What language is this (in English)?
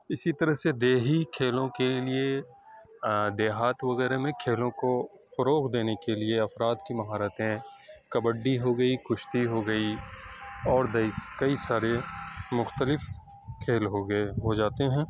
Urdu